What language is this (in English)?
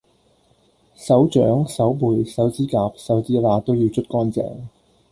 Cantonese